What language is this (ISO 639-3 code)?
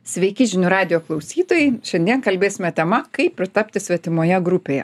lit